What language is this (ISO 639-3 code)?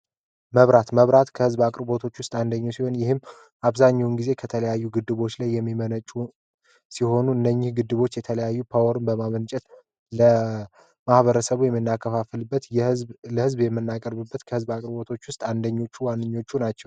amh